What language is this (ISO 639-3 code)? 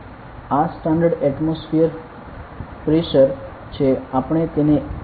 guj